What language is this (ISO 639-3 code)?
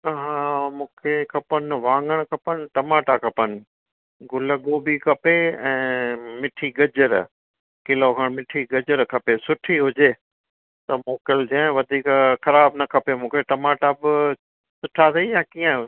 snd